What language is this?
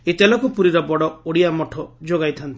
Odia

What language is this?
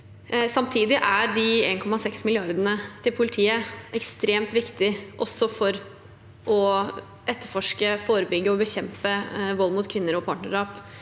Norwegian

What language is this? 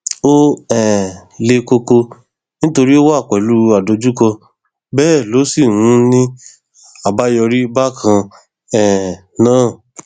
Yoruba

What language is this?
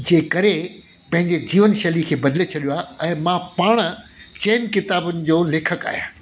Sindhi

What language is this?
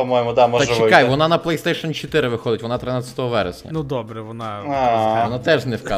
Ukrainian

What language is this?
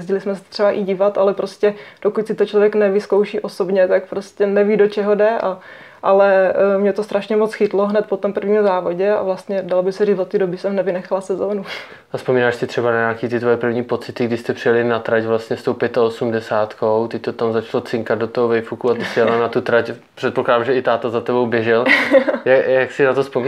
Czech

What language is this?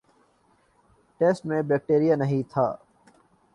Urdu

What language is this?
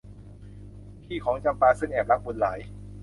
Thai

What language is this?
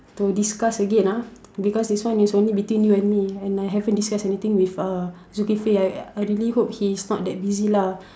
English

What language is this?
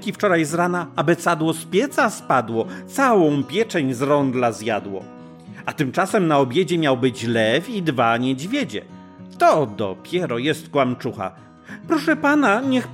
Polish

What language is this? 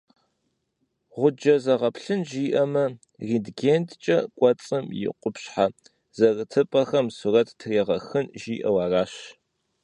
Kabardian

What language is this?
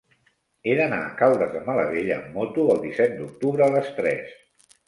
Catalan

